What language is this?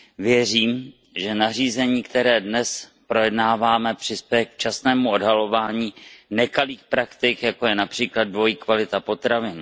Czech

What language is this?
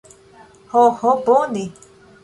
Esperanto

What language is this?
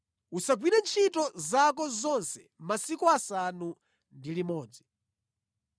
Nyanja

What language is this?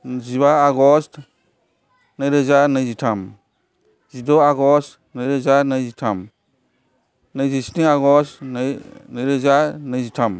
Bodo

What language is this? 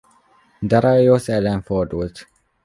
Hungarian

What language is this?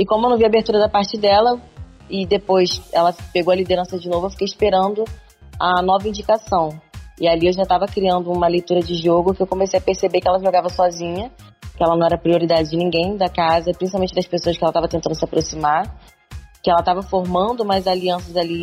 Portuguese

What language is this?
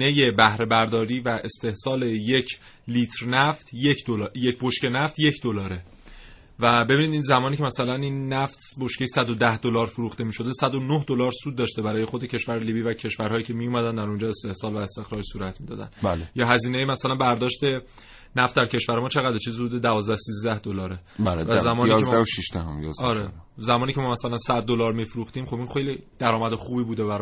Persian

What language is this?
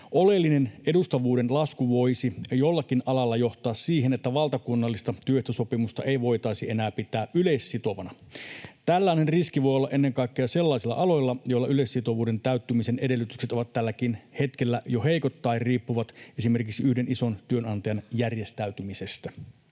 Finnish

